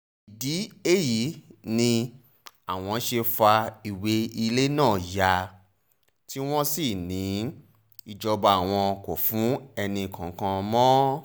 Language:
Yoruba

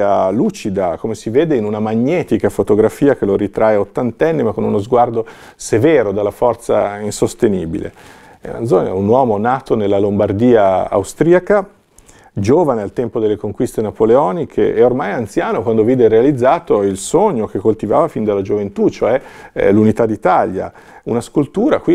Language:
Italian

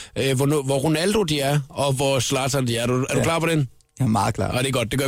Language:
Danish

